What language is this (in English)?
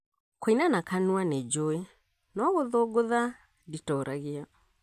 Kikuyu